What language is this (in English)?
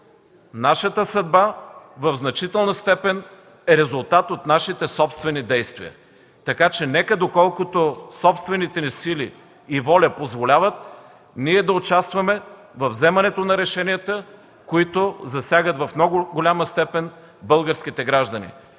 Bulgarian